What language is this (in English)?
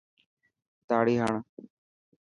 Dhatki